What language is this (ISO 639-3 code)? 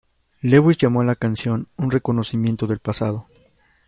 spa